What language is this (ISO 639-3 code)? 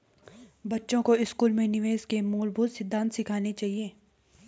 hin